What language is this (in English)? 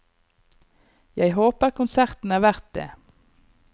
Norwegian